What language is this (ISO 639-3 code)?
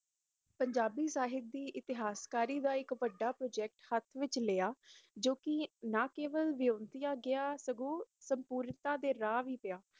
pan